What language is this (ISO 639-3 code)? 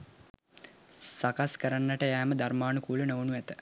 sin